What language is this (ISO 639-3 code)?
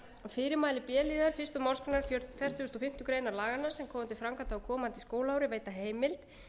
isl